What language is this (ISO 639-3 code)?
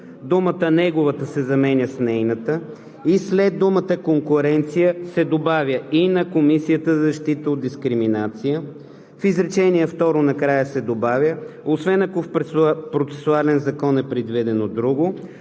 bul